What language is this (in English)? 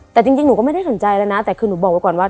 Thai